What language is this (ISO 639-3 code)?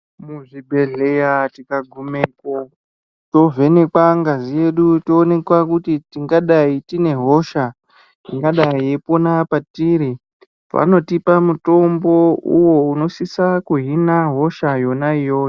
ndc